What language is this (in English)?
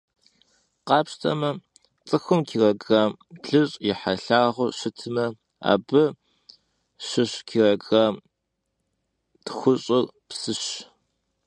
Kabardian